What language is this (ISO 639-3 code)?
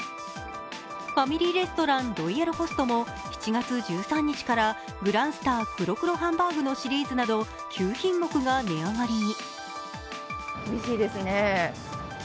jpn